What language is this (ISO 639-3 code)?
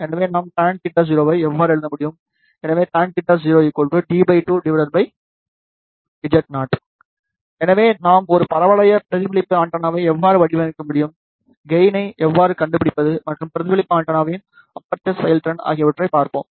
tam